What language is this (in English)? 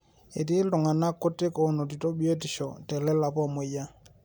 Masai